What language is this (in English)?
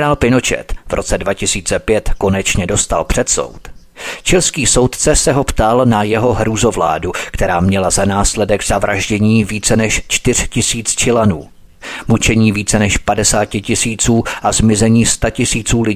Czech